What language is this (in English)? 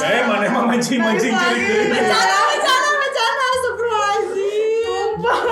Indonesian